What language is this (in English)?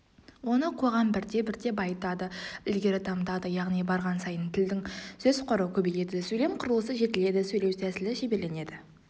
Kazakh